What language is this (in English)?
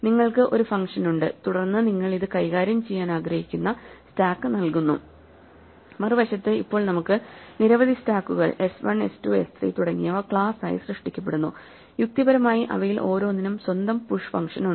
Malayalam